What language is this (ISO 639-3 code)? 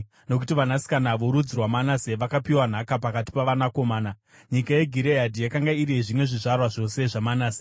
sna